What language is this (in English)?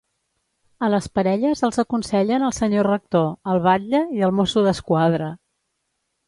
Catalan